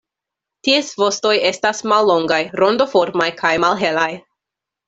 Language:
Esperanto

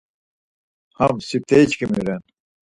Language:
Laz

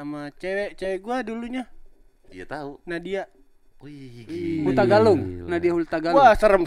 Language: Indonesian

